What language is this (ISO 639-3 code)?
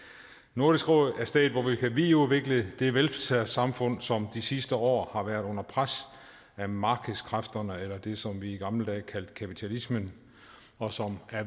dan